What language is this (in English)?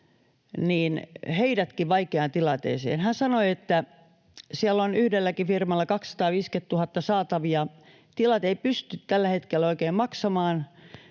Finnish